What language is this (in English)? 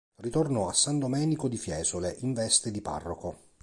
Italian